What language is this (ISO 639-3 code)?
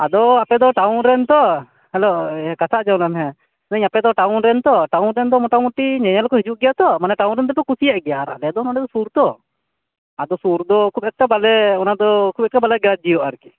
sat